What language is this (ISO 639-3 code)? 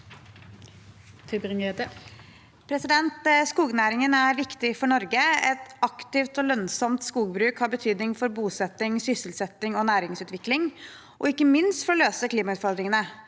nor